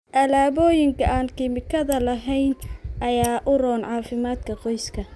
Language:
Somali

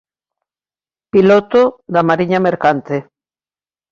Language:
Galician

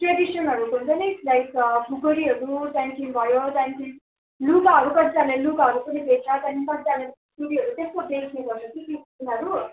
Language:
Nepali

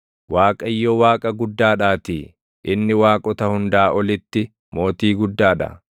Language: Oromo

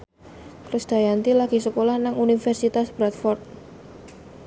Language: Javanese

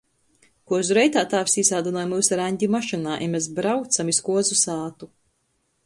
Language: Latgalian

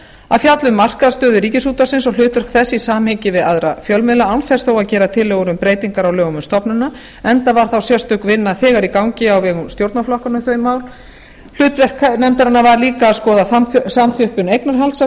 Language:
Icelandic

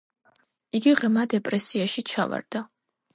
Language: Georgian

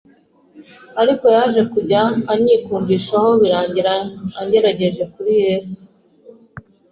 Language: Kinyarwanda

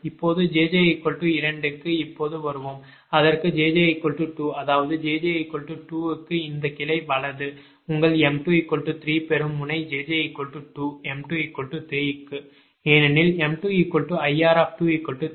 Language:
Tamil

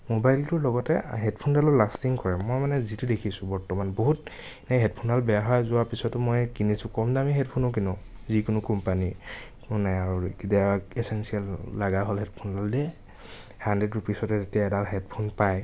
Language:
Assamese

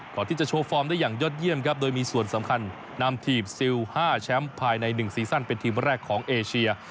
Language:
Thai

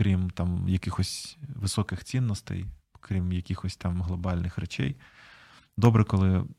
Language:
Ukrainian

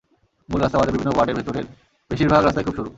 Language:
Bangla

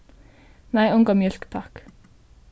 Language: Faroese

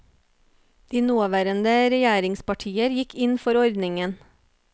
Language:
Norwegian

